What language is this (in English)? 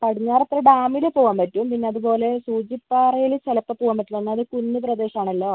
Malayalam